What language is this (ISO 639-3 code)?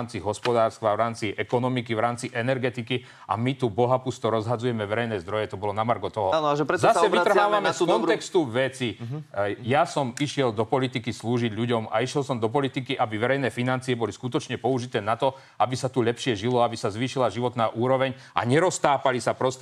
slk